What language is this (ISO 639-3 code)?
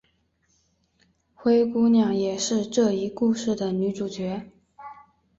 zho